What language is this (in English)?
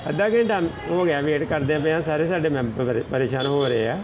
Punjabi